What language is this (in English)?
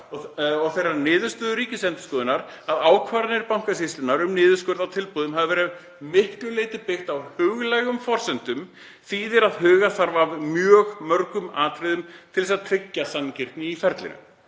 Icelandic